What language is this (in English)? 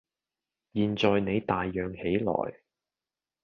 Cantonese